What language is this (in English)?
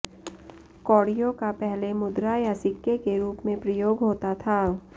Hindi